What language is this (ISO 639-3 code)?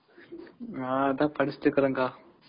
tam